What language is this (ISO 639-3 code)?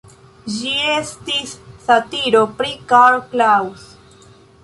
epo